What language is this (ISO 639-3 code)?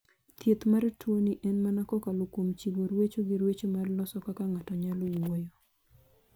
luo